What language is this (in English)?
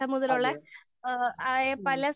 Malayalam